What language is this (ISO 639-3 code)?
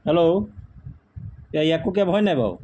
asm